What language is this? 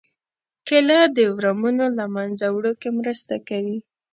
Pashto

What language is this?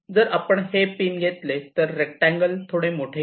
Marathi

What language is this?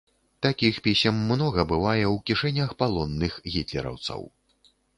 Belarusian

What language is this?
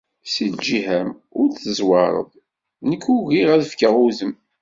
Kabyle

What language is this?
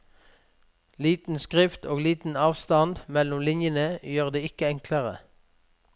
Norwegian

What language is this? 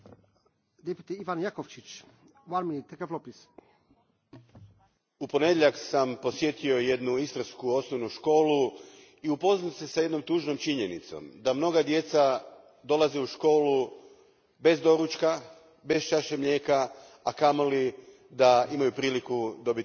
Croatian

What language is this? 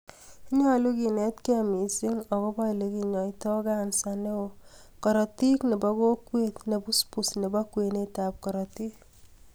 Kalenjin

